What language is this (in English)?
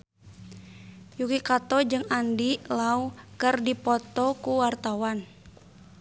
Sundanese